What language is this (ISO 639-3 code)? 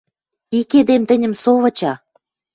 mrj